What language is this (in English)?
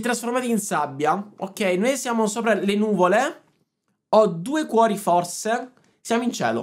Italian